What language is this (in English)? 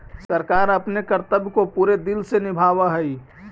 Magahi